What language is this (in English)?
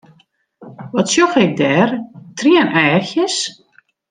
Western Frisian